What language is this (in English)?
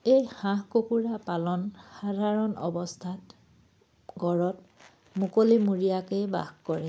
Assamese